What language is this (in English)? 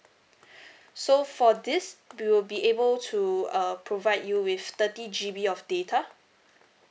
English